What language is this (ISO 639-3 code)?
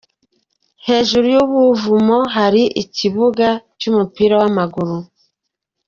kin